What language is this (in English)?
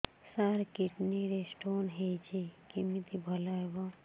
Odia